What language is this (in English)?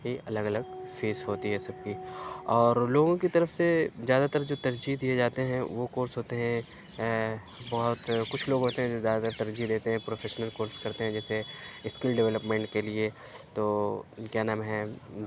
Urdu